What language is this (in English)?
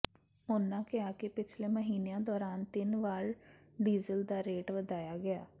Punjabi